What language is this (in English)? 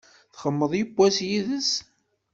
Kabyle